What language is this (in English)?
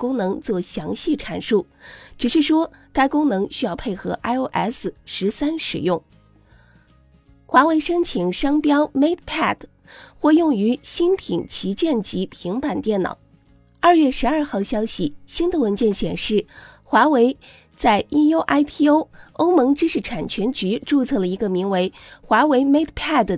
Chinese